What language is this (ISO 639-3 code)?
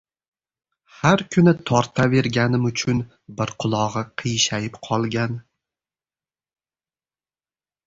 uzb